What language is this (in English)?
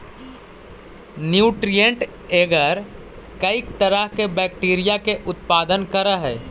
Magahi